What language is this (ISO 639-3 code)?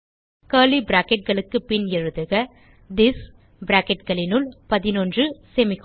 tam